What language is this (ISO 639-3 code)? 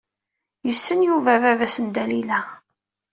kab